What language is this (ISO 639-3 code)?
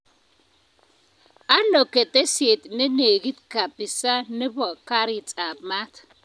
kln